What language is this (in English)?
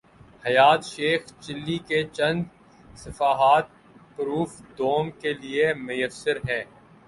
Urdu